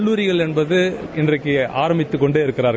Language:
Tamil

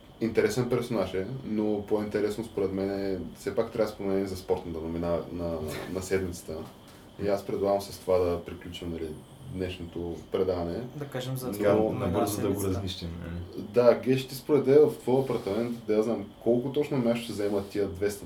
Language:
Bulgarian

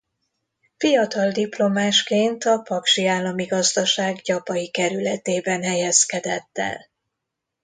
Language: Hungarian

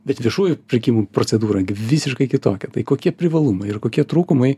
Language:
Lithuanian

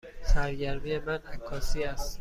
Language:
Persian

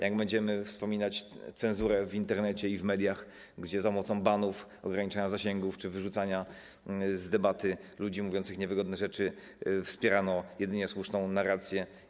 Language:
Polish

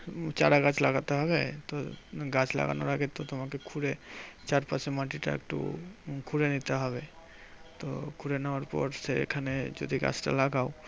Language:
Bangla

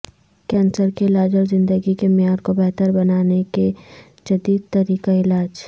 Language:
Urdu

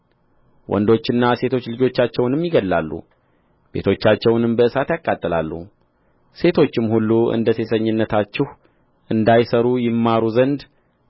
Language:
Amharic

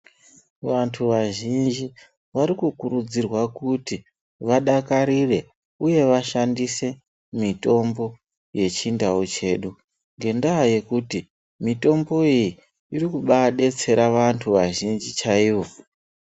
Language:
Ndau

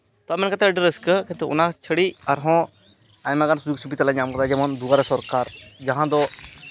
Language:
Santali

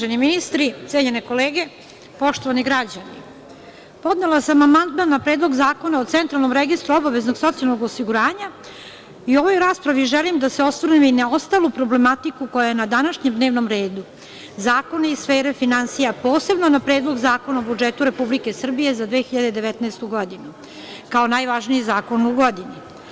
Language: Serbian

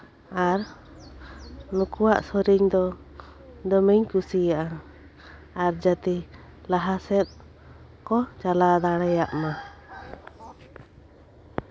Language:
Santali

